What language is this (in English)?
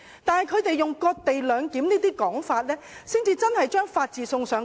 Cantonese